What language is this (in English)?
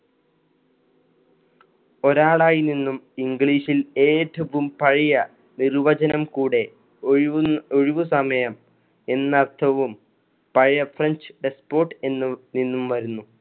Malayalam